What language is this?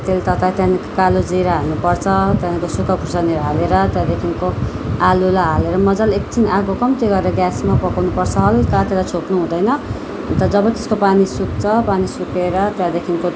Nepali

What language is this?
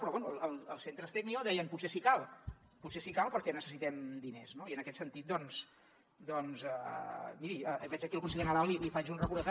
Catalan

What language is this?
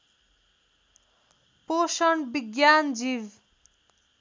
Nepali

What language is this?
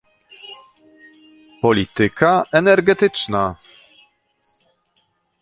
Polish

